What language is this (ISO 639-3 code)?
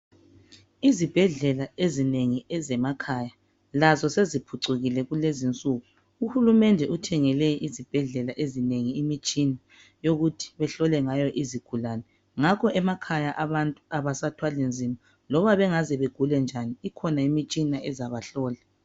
nde